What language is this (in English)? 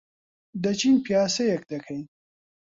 Central Kurdish